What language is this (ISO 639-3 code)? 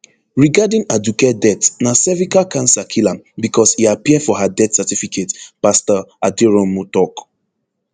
pcm